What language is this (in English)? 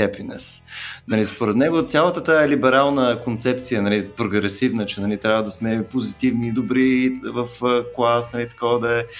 Bulgarian